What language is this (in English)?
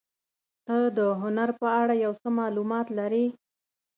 Pashto